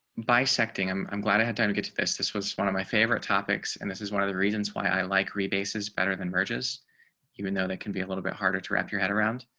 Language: English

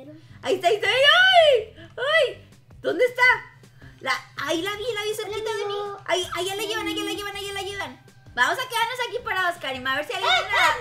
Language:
Spanish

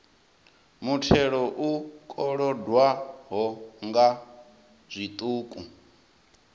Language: Venda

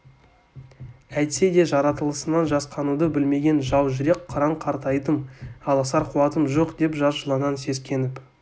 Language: Kazakh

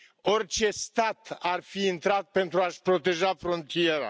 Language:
Romanian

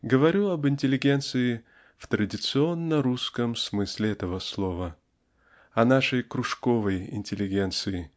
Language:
Russian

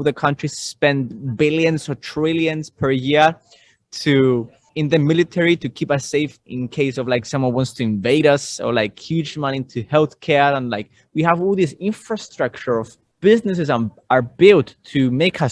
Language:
English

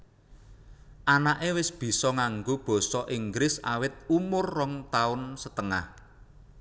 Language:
Javanese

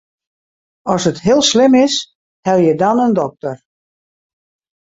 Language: Western Frisian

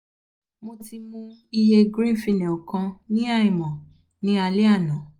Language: Yoruba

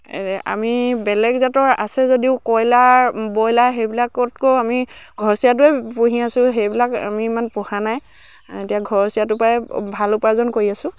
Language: Assamese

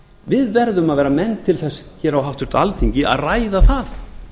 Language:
Icelandic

